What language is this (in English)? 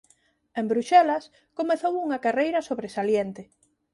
Galician